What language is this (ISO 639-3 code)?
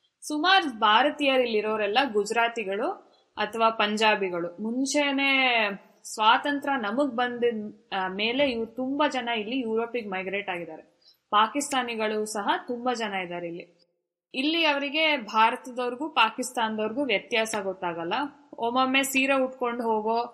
kan